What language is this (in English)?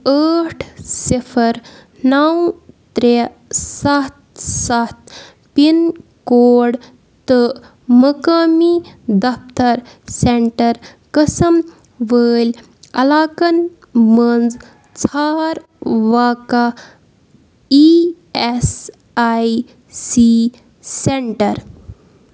Kashmiri